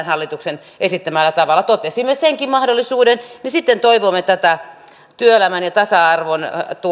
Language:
Finnish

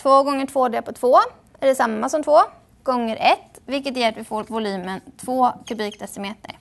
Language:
Swedish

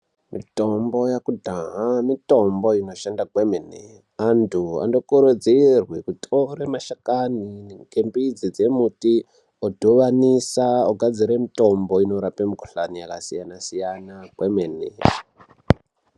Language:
Ndau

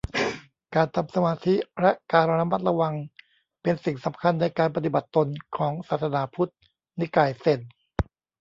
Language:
Thai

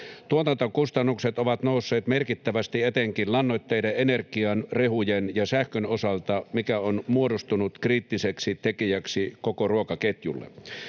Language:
Finnish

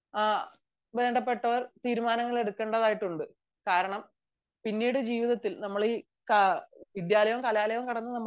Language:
Malayalam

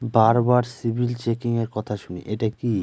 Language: Bangla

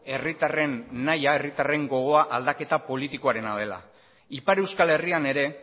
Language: Basque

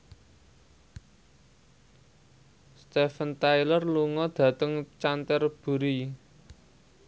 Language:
Javanese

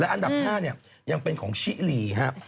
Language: Thai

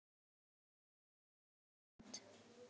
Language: Icelandic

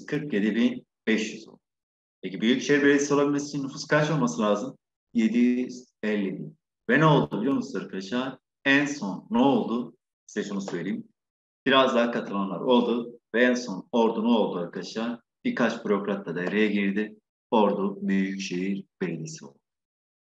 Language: Turkish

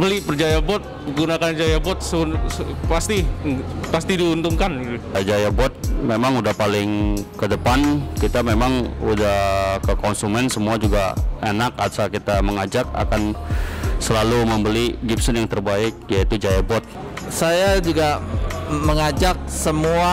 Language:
Indonesian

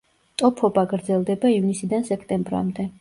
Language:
Georgian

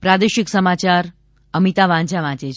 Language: Gujarati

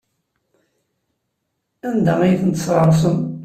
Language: Kabyle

